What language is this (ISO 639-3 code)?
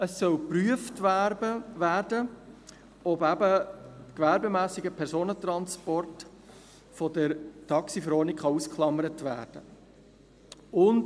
gsw